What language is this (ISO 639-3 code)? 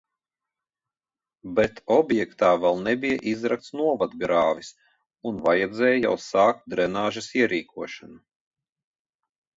lav